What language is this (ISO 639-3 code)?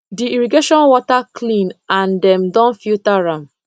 pcm